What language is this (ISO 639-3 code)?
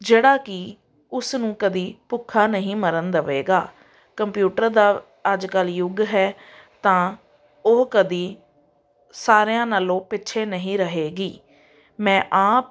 pan